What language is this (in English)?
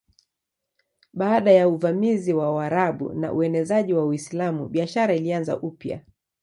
Swahili